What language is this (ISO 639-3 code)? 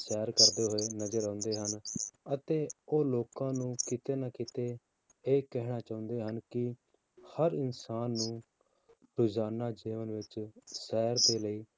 pan